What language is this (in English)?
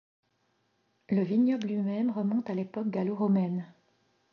French